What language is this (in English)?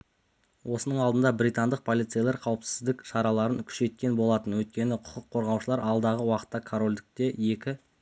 Kazakh